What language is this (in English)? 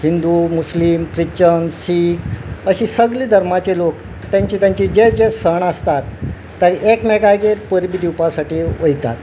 Konkani